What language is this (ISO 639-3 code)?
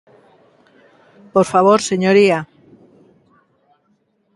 glg